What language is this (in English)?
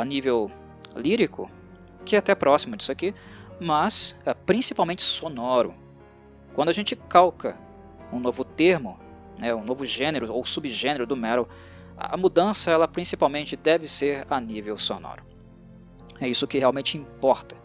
Portuguese